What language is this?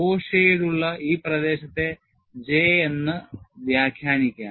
Malayalam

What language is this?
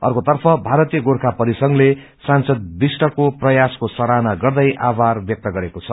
Nepali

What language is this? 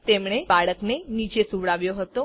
Gujarati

